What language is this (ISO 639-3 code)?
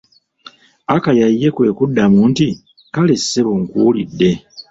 lug